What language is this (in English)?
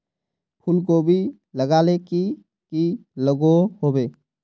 Magahi